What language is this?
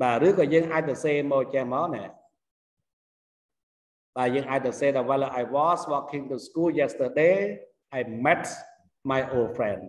Vietnamese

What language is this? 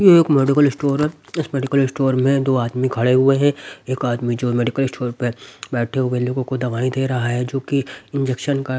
Hindi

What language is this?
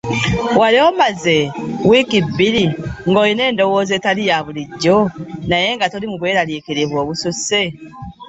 Ganda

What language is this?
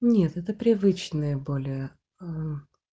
Russian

